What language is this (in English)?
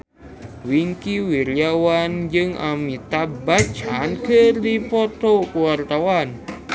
Sundanese